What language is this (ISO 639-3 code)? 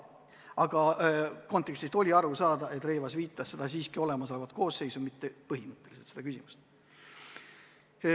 est